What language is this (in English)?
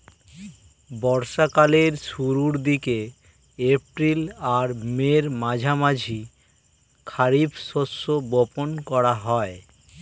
Bangla